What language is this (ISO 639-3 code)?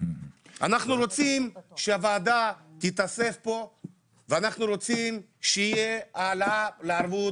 heb